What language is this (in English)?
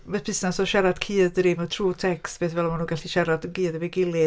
Welsh